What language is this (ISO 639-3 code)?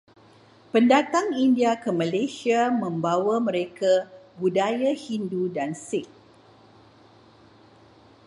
msa